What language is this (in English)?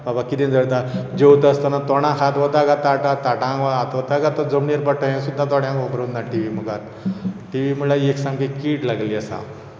Konkani